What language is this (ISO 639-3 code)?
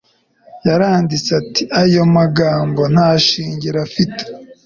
kin